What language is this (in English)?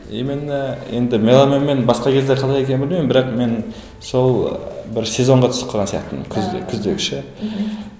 Kazakh